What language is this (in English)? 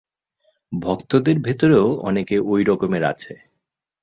Bangla